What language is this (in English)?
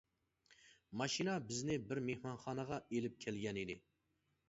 Uyghur